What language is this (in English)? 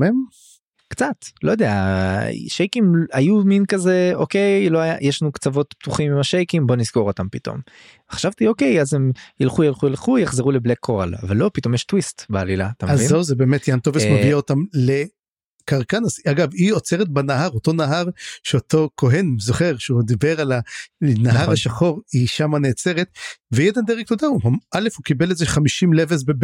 Hebrew